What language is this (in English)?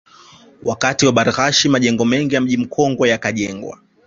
Swahili